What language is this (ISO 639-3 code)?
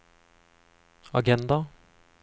nor